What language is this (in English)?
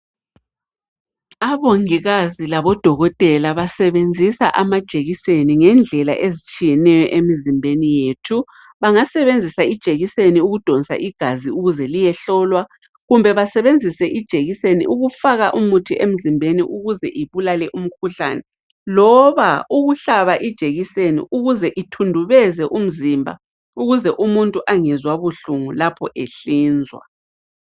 North Ndebele